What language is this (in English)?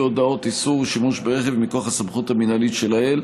Hebrew